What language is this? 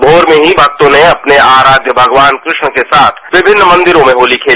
Hindi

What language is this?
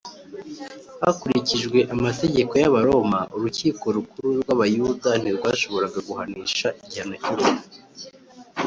Kinyarwanda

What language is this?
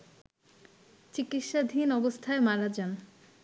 Bangla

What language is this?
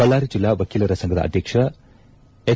Kannada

